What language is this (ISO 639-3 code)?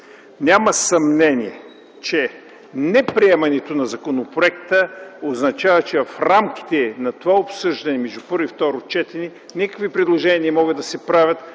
bul